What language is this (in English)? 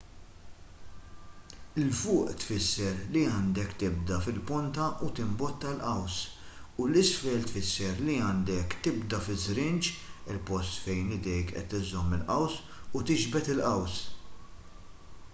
Maltese